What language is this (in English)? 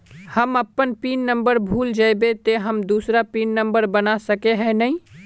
Magahi